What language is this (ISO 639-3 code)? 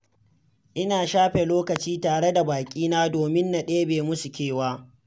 hau